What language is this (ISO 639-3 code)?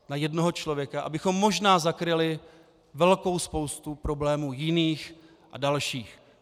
ces